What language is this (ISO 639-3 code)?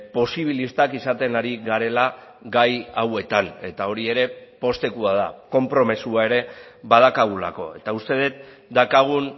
eus